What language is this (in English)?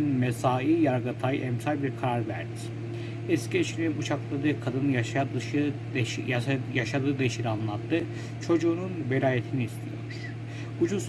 Turkish